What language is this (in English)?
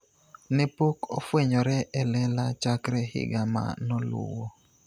Luo (Kenya and Tanzania)